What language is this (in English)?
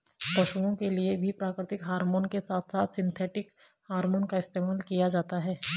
Hindi